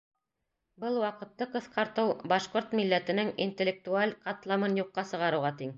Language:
Bashkir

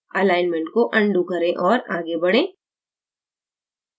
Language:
Hindi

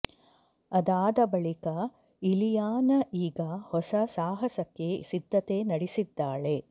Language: Kannada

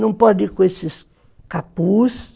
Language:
Portuguese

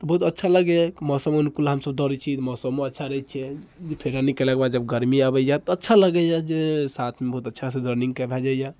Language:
Maithili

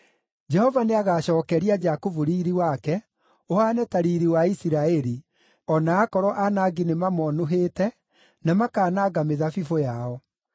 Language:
Kikuyu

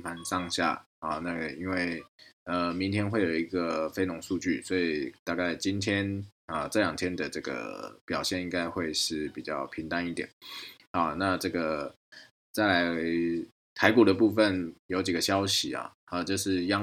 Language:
Chinese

